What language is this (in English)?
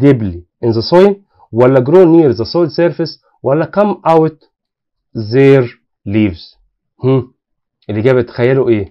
Arabic